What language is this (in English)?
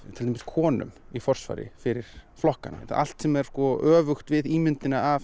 Icelandic